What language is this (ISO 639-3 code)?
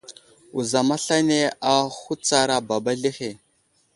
udl